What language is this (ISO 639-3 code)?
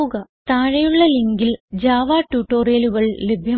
mal